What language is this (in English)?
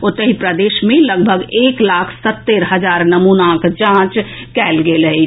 Maithili